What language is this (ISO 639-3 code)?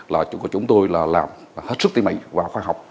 vie